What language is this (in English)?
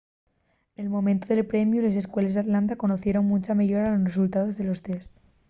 Asturian